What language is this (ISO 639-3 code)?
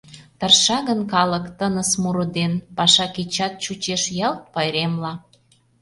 chm